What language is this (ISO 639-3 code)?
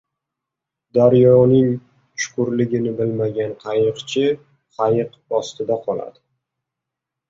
uzb